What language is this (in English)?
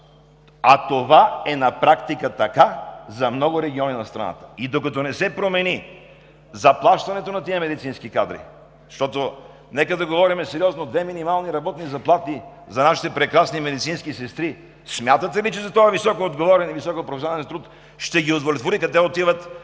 Bulgarian